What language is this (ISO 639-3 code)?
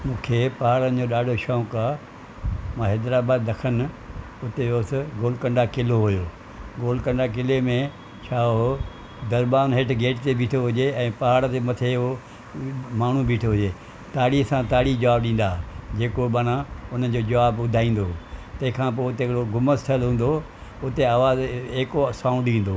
snd